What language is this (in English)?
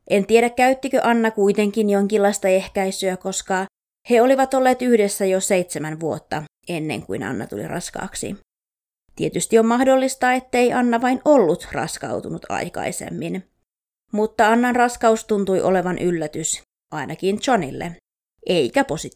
Finnish